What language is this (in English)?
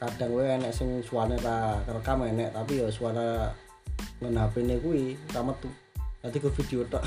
Indonesian